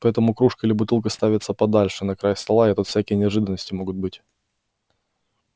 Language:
Russian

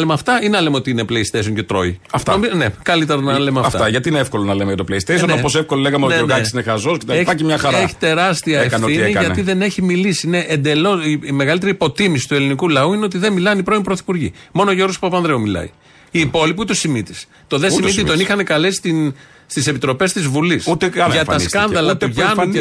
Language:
Greek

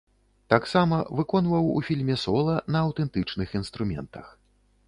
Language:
Belarusian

